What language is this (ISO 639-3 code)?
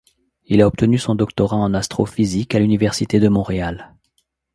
fra